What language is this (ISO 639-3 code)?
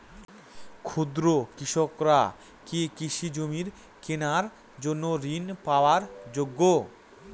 ben